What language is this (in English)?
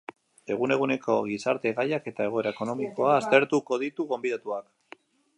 Basque